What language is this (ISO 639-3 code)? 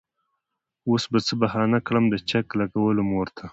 pus